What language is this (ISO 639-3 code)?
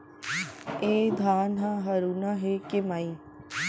hne